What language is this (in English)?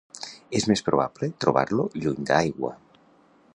Catalan